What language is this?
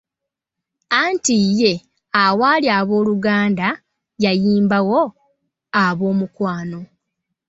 Ganda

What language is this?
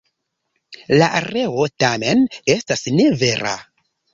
Esperanto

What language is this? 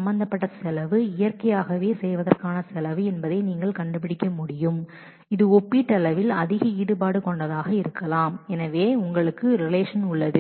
Tamil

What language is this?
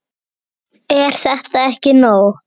Icelandic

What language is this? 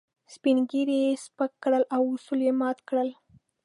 Pashto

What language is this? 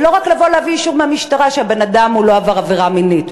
Hebrew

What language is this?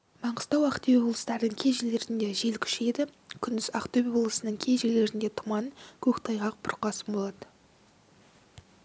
Kazakh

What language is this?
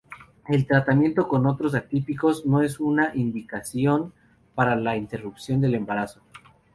Spanish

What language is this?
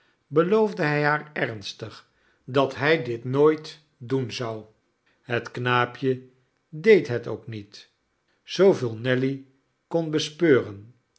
Dutch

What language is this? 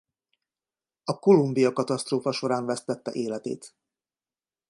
Hungarian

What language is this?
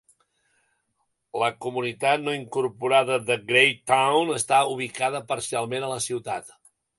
Catalan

